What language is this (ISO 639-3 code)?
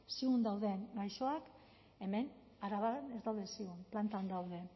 eus